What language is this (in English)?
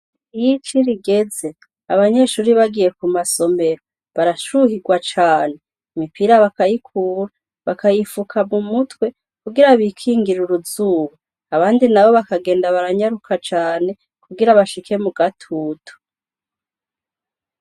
Rundi